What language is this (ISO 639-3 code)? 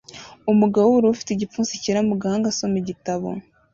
kin